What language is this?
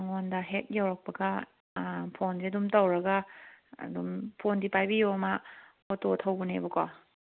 Manipuri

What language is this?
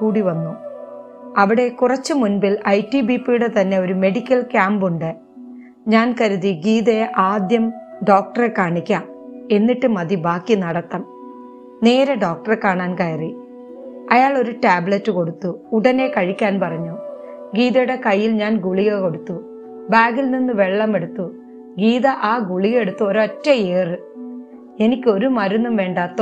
Malayalam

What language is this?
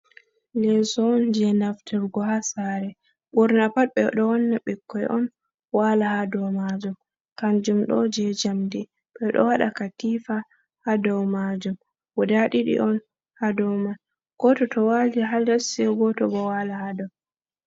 Fula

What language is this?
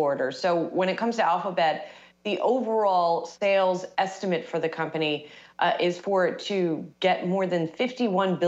Chinese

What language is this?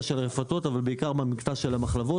Hebrew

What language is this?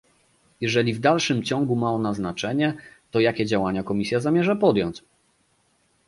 Polish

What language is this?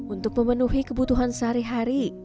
Indonesian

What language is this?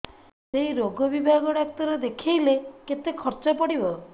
Odia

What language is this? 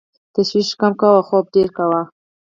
Pashto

